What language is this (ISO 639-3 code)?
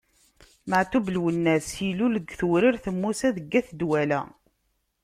kab